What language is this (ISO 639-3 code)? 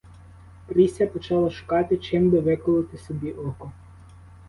ukr